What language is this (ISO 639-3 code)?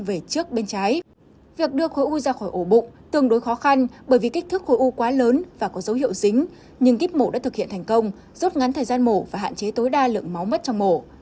vie